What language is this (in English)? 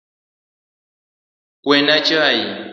Luo (Kenya and Tanzania)